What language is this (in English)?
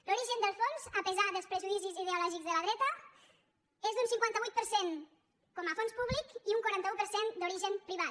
Catalan